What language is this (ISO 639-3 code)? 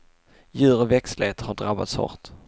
swe